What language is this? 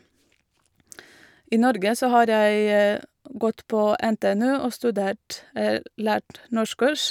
Norwegian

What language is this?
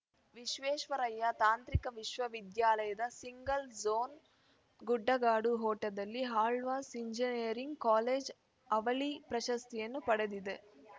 Kannada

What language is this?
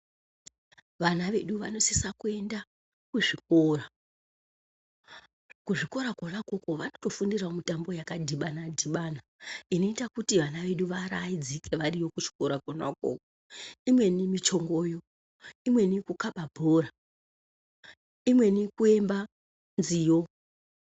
Ndau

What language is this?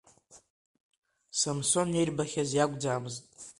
Abkhazian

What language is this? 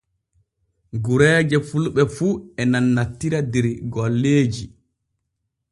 Borgu Fulfulde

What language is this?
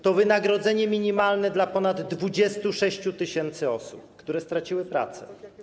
Polish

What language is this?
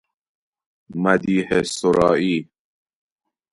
Persian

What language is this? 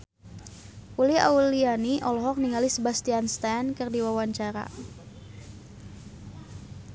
Sundanese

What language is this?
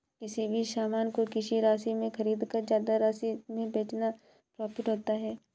Hindi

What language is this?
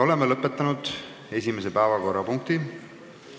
Estonian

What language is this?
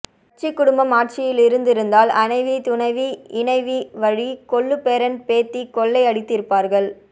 Tamil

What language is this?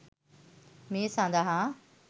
Sinhala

